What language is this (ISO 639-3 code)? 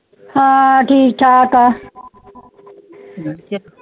pan